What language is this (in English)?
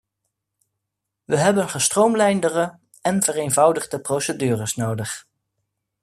Dutch